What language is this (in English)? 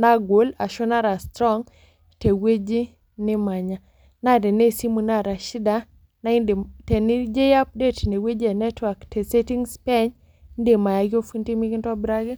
Masai